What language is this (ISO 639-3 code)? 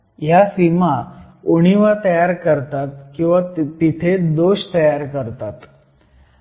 mar